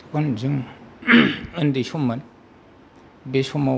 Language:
Bodo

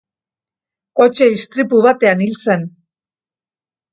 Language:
Basque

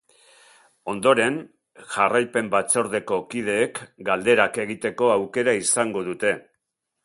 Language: Basque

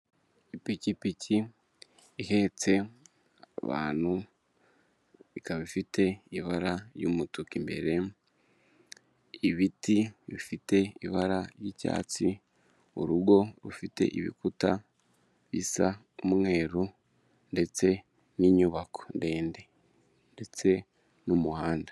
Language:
Kinyarwanda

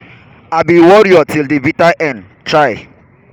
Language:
Nigerian Pidgin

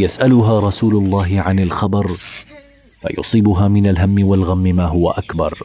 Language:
Arabic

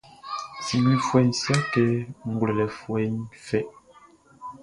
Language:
Baoulé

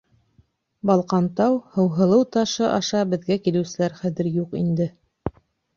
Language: Bashkir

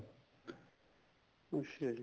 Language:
Punjabi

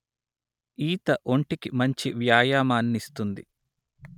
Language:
Telugu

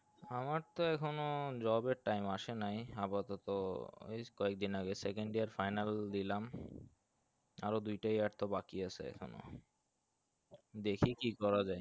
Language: Bangla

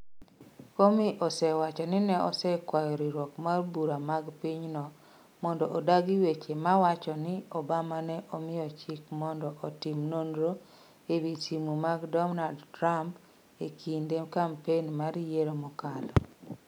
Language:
Luo (Kenya and Tanzania)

